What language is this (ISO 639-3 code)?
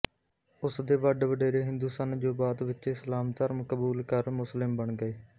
pan